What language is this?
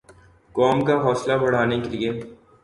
Urdu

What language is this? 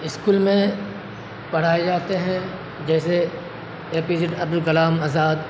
Urdu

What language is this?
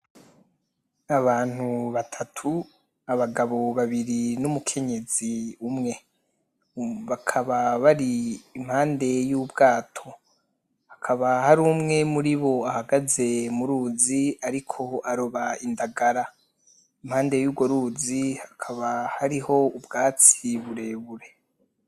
Rundi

